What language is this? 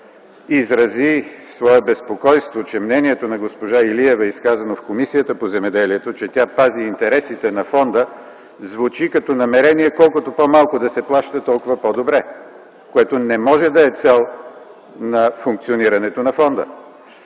Bulgarian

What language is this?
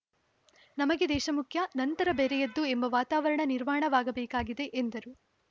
Kannada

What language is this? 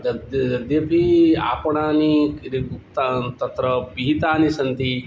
Sanskrit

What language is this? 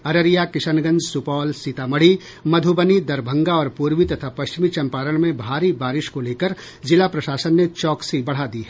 Hindi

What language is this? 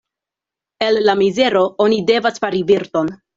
Esperanto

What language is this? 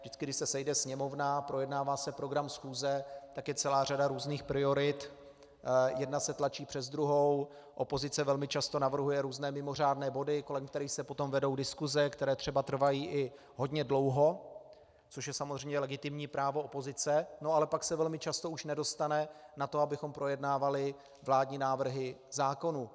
Czech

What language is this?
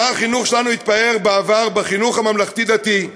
Hebrew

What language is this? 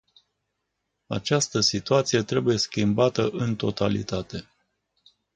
Romanian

